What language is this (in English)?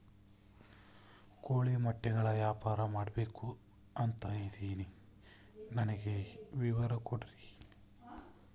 Kannada